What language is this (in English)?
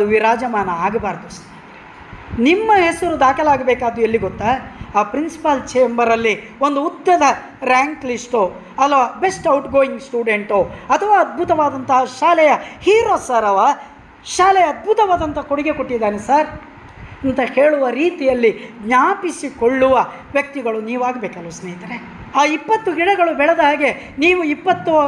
Kannada